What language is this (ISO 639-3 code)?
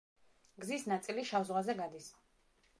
kat